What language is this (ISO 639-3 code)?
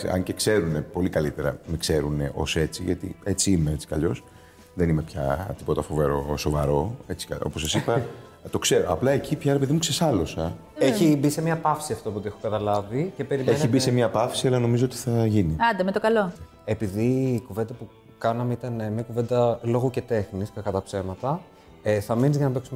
ell